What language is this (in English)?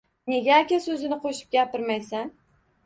Uzbek